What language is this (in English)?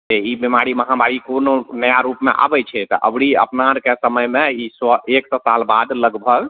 Maithili